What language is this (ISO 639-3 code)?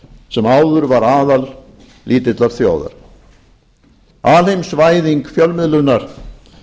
isl